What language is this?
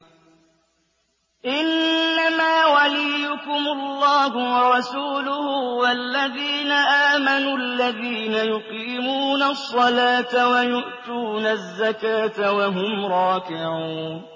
Arabic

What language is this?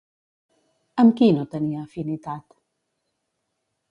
Catalan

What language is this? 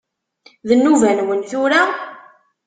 Kabyle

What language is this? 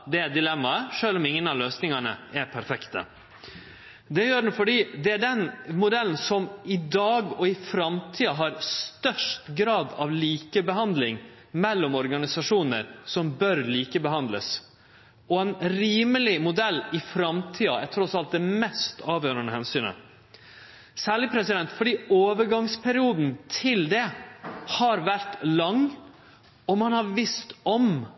Norwegian Nynorsk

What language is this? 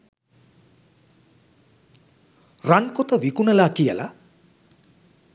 Sinhala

